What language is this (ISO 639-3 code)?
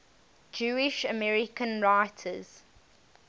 eng